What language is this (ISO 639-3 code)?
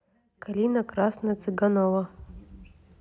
rus